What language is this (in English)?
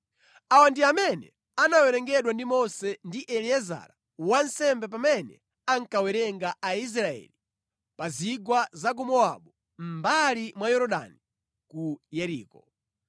Nyanja